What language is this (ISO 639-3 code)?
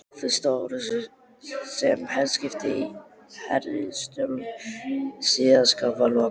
isl